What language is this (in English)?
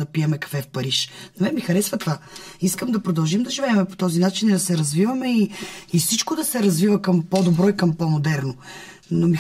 Bulgarian